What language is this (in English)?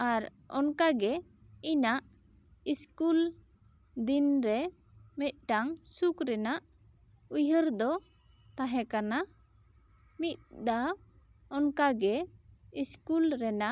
Santali